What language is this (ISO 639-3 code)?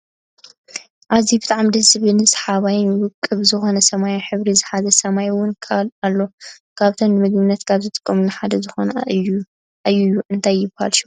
tir